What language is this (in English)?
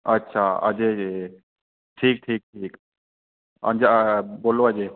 Dogri